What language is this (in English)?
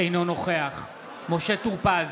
Hebrew